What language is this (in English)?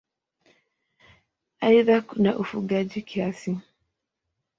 Swahili